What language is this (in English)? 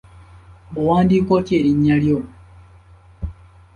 Ganda